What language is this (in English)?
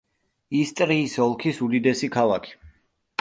Georgian